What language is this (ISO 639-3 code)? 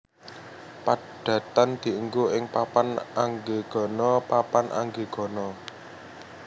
jav